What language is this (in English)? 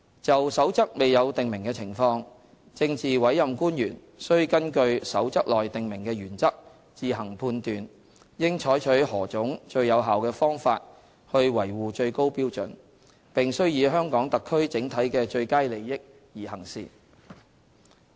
Cantonese